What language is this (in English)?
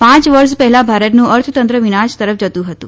Gujarati